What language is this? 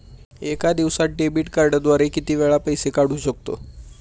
Marathi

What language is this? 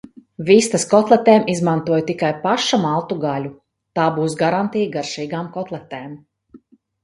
Latvian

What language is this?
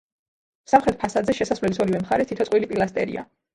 Georgian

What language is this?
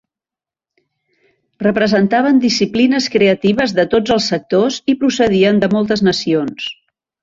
Catalan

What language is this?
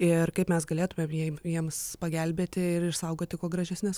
Lithuanian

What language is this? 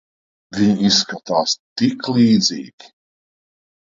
Latvian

